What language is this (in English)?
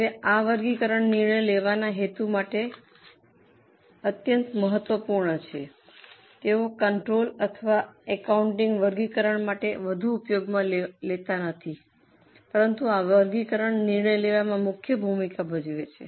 Gujarati